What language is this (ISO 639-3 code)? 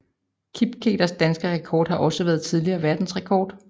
dan